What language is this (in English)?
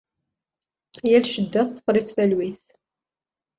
Kabyle